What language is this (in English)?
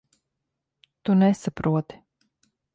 Latvian